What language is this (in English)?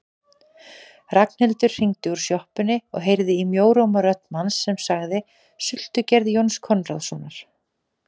Icelandic